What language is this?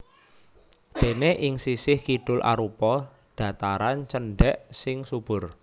Javanese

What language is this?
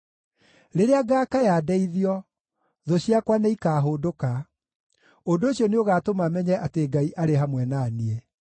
Kikuyu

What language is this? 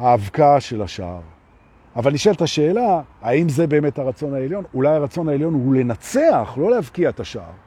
Hebrew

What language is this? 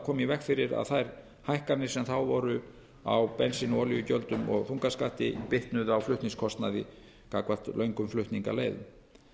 Icelandic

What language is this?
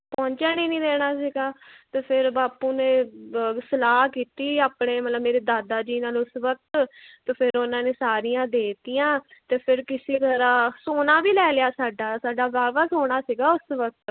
Punjabi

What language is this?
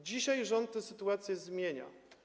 Polish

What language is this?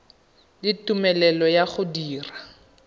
Tswana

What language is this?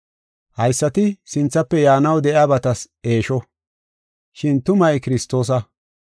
Gofa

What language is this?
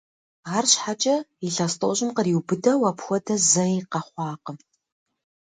Kabardian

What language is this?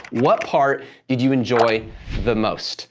English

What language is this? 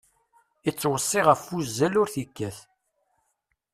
Kabyle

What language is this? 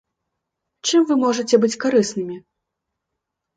Belarusian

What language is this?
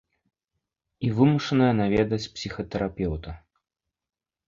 Belarusian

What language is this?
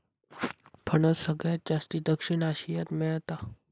Marathi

